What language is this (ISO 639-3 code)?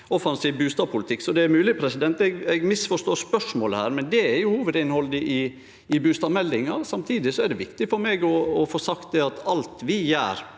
nor